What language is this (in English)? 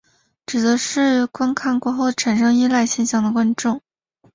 Chinese